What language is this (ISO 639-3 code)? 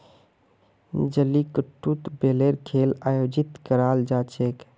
mag